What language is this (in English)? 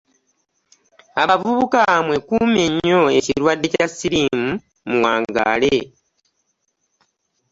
Ganda